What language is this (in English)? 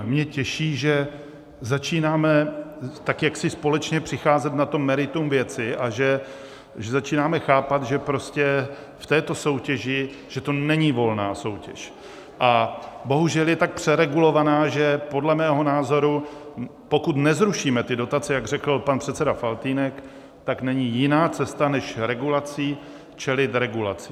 Czech